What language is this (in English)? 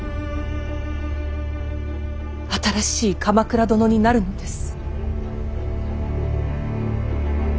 Japanese